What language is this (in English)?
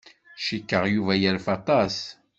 Kabyle